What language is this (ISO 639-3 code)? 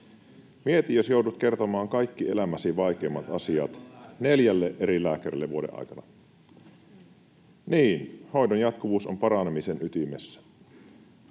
fin